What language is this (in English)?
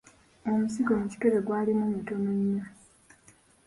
Ganda